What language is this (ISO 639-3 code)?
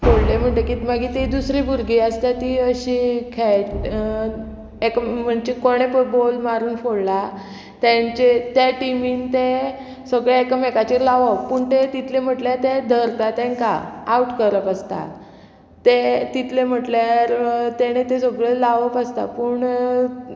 kok